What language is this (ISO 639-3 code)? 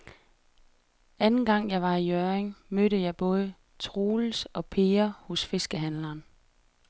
dan